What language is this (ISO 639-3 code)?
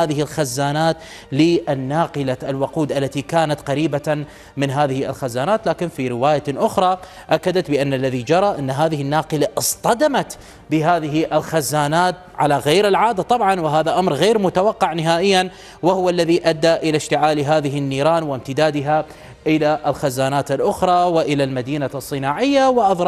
ara